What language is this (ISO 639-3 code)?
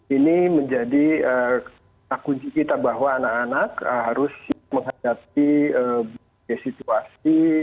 ind